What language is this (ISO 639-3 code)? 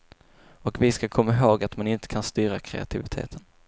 swe